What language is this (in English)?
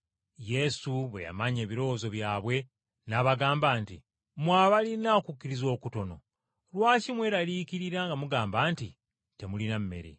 Ganda